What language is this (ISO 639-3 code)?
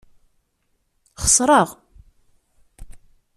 kab